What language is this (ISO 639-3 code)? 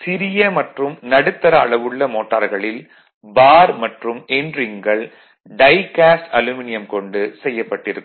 tam